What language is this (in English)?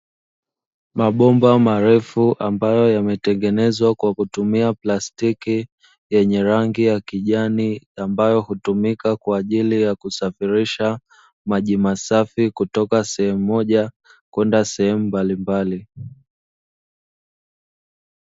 Swahili